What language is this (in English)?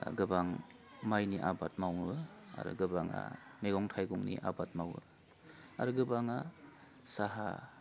Bodo